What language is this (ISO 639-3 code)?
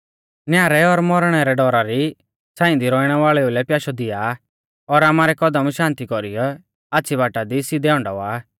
bfz